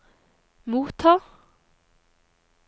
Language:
Norwegian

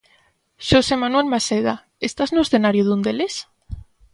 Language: Galician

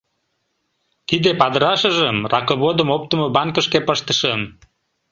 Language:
Mari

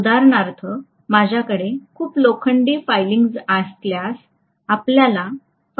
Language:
Marathi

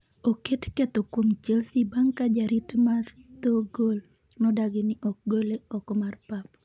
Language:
Luo (Kenya and Tanzania)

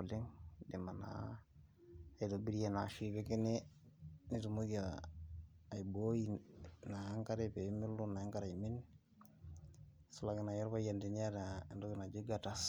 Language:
Masai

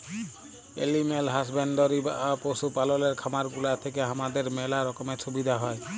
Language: Bangla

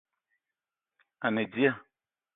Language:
Eton (Cameroon)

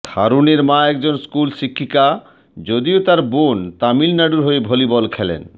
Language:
Bangla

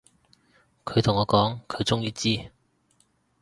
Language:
Cantonese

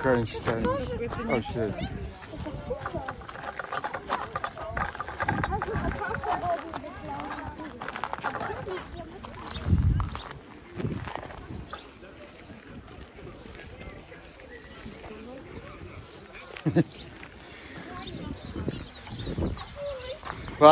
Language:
Russian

